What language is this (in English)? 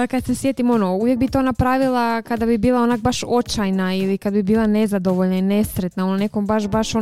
Croatian